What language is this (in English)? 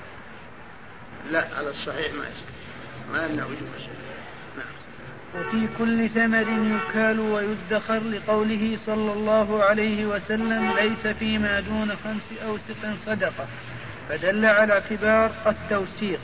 Arabic